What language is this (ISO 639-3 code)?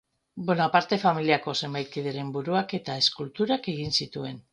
eus